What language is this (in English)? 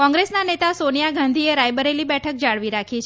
Gujarati